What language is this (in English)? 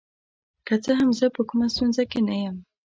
Pashto